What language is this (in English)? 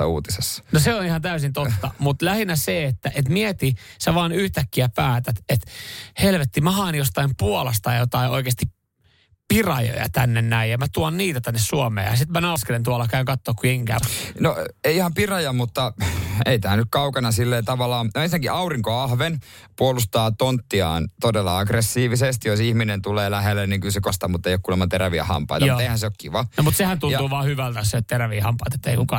Finnish